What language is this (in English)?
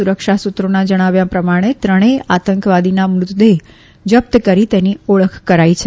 Gujarati